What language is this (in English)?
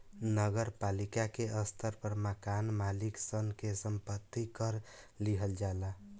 Bhojpuri